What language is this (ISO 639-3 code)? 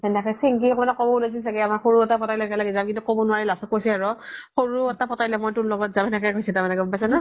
asm